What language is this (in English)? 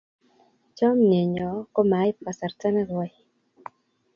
Kalenjin